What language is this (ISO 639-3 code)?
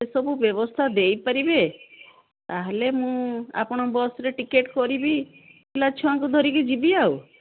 ori